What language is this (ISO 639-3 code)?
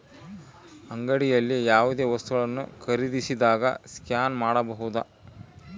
kan